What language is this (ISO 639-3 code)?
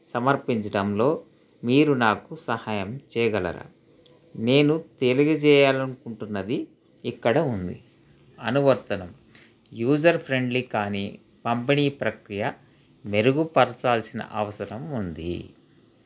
tel